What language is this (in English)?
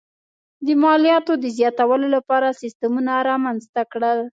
Pashto